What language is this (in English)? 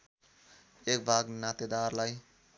Nepali